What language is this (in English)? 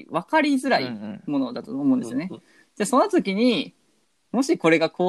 Japanese